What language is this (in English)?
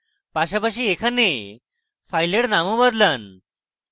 Bangla